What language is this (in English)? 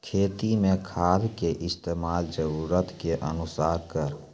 Maithili